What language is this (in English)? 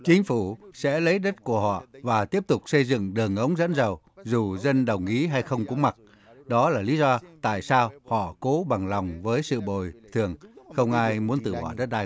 Vietnamese